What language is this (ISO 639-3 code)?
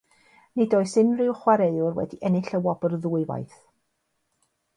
cym